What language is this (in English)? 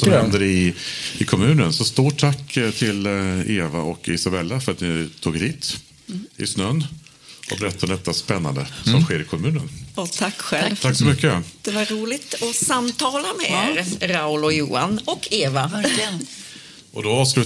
Swedish